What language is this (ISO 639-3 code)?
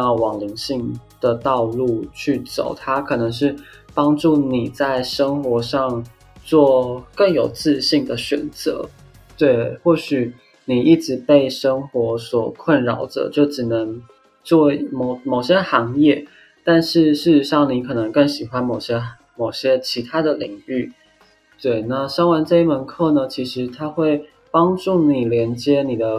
zho